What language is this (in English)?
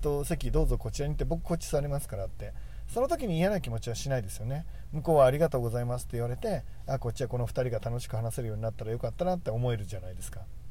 Japanese